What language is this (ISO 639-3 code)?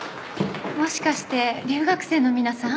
jpn